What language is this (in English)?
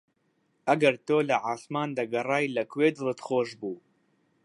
Central Kurdish